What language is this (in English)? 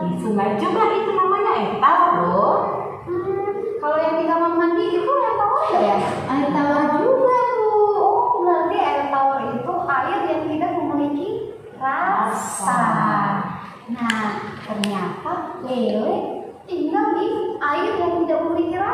Indonesian